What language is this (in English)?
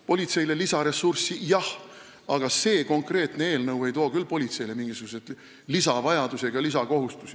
Estonian